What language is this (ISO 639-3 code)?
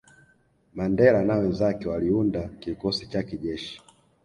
swa